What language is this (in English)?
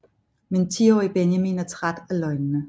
Danish